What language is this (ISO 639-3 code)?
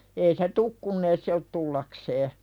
fin